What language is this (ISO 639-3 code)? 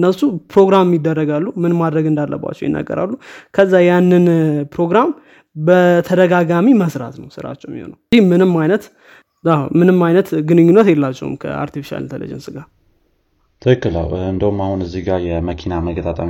amh